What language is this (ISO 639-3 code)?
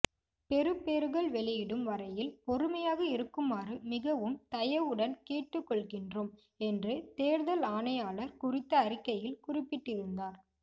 tam